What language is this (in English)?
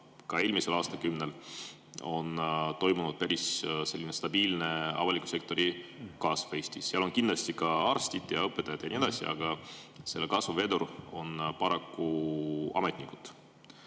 Estonian